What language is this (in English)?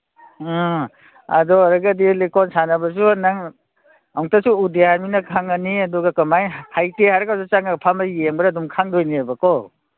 Manipuri